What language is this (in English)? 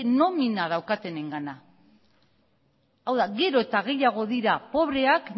Basque